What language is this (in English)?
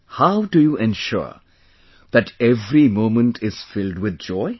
English